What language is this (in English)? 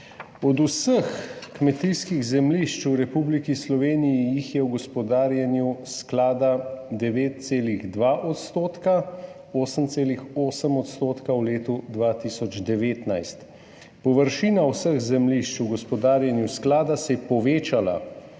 Slovenian